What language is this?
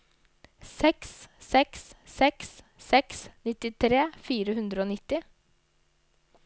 Norwegian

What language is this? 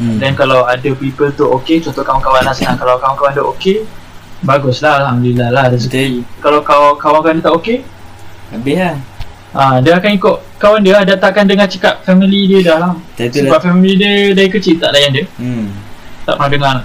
Malay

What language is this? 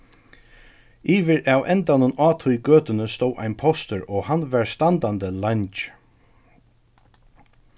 Faroese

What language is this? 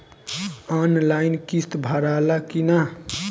Bhojpuri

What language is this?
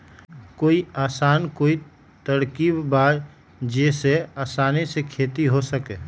Magahi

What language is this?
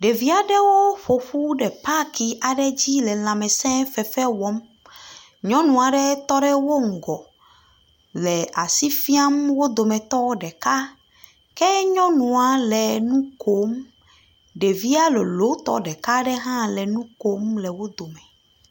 Ewe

